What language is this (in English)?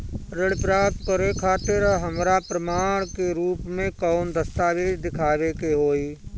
Bhojpuri